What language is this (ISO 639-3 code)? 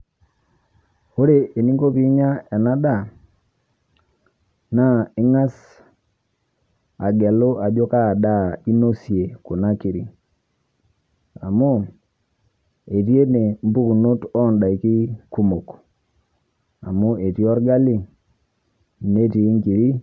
mas